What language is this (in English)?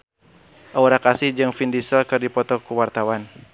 Sundanese